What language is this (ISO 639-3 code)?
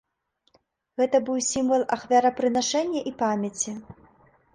bel